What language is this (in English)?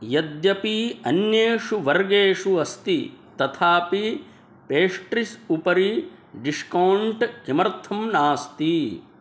Sanskrit